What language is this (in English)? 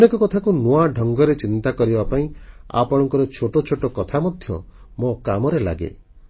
Odia